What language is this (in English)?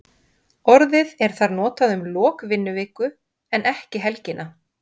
Icelandic